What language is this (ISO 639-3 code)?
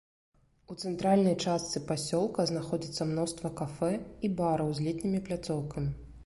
bel